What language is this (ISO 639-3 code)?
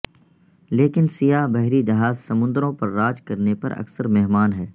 urd